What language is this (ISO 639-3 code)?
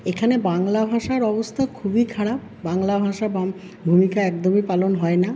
ben